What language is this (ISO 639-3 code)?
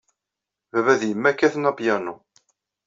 kab